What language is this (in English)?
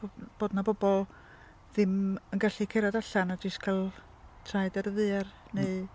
Welsh